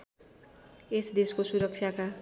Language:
Nepali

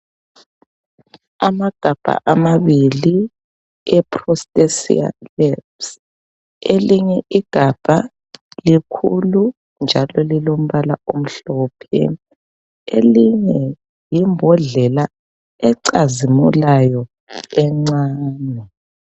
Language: North Ndebele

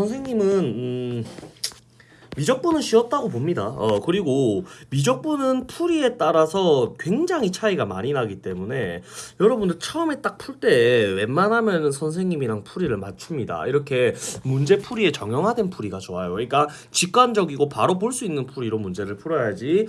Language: Korean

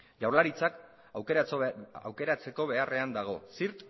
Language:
Basque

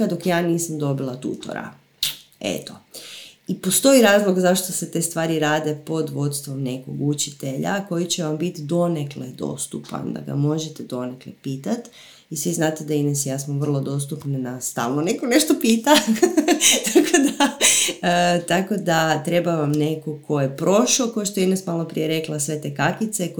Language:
Croatian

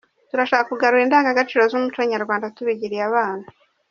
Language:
Kinyarwanda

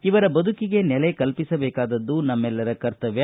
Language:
Kannada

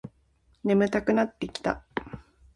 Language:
Japanese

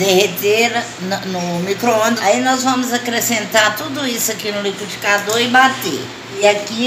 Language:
Portuguese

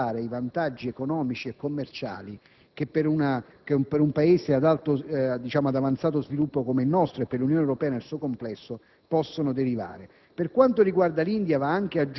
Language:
Italian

